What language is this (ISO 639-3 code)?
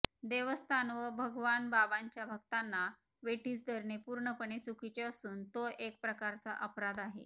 mar